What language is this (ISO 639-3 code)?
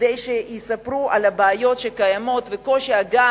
heb